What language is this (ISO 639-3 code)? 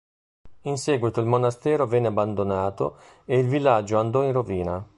ita